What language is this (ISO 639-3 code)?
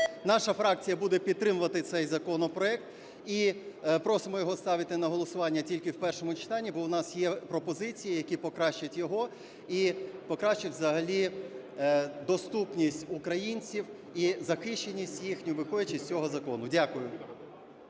ukr